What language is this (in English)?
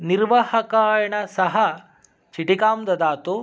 Sanskrit